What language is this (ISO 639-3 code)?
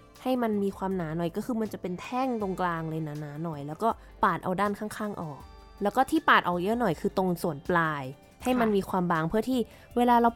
tha